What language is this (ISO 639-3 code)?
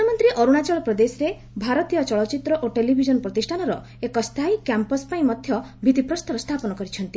ori